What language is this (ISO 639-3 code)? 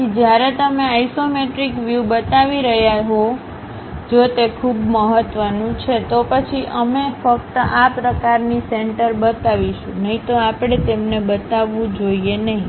guj